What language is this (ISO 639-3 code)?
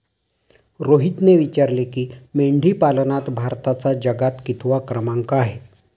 mar